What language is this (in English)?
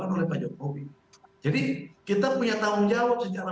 Indonesian